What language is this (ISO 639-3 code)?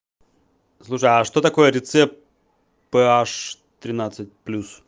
rus